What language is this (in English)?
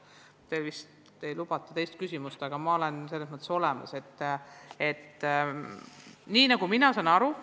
Estonian